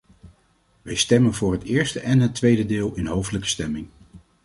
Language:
Dutch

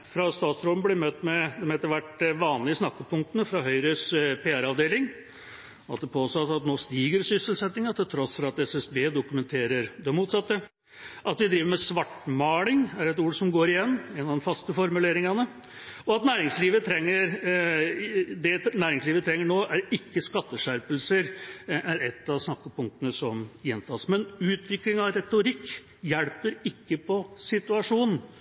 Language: Norwegian Bokmål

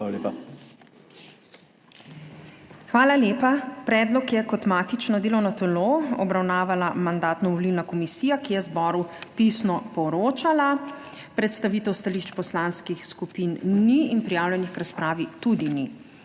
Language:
Slovenian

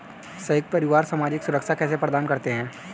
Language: Hindi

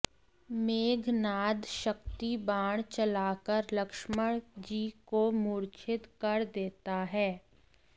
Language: Hindi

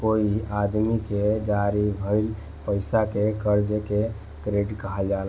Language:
Bhojpuri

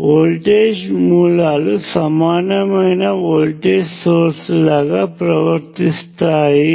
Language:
Telugu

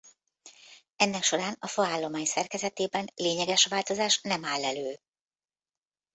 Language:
Hungarian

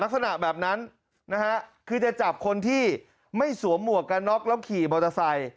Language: Thai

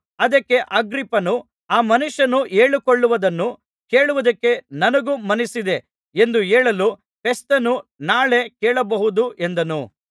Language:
Kannada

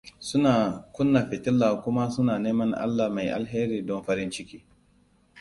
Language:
Hausa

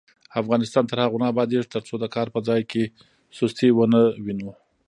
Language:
Pashto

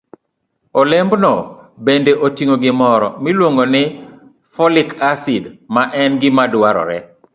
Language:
Luo (Kenya and Tanzania)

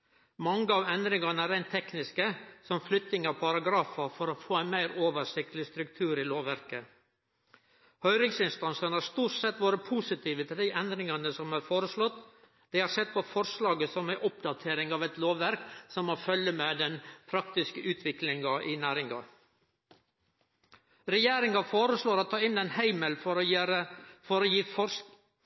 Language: Norwegian Nynorsk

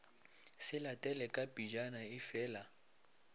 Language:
Northern Sotho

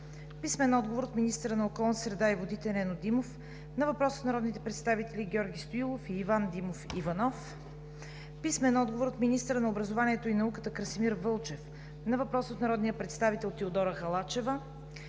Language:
Bulgarian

